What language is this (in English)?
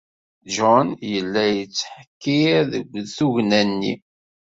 Kabyle